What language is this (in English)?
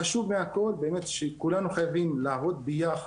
Hebrew